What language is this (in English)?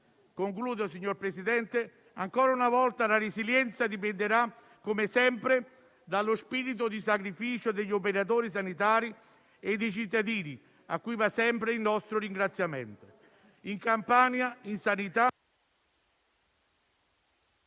Italian